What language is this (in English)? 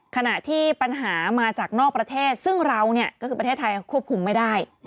Thai